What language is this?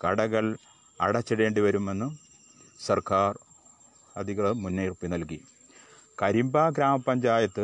Malayalam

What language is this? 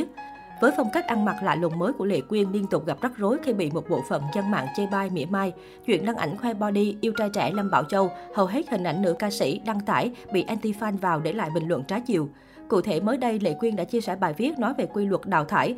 Vietnamese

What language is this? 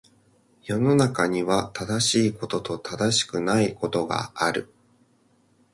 Japanese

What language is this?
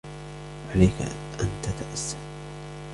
Arabic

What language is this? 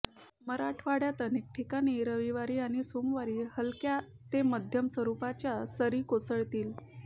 Marathi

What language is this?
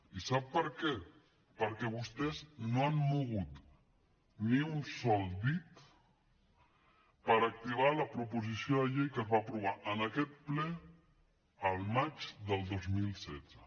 Catalan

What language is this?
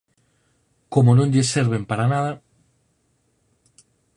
Galician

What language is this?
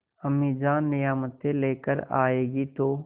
Hindi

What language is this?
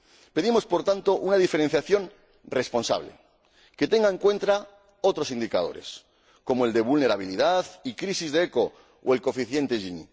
Spanish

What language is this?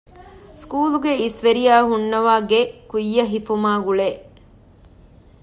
Divehi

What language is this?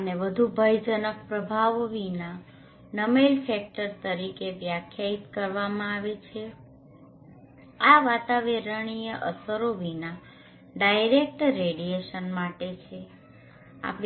Gujarati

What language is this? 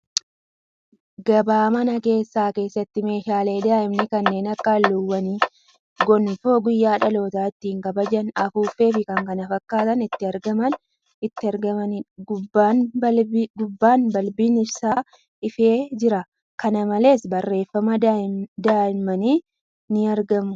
Oromo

